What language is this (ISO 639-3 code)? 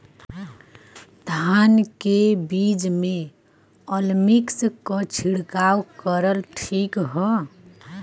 bho